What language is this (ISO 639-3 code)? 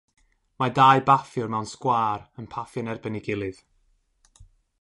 cym